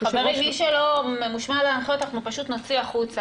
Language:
Hebrew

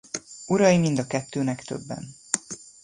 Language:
Hungarian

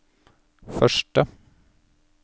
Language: Norwegian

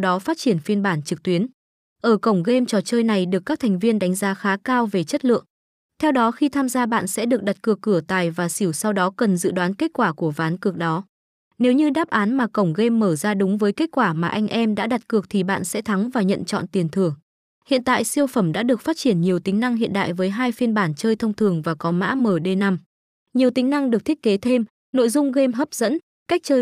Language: Vietnamese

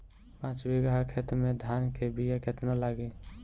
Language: Bhojpuri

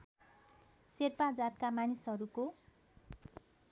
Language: Nepali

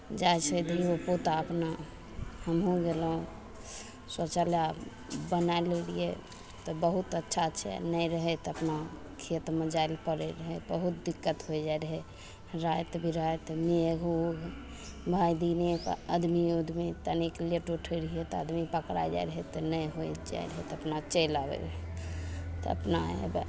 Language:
Maithili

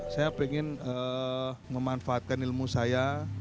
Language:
Indonesian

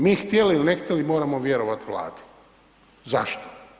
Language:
Croatian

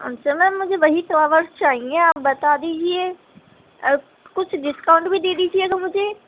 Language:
Urdu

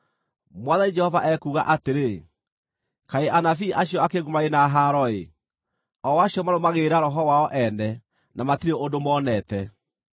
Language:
Kikuyu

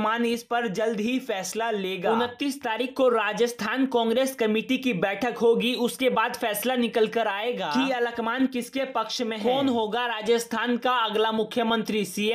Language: Hindi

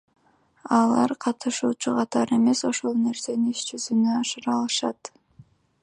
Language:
Kyrgyz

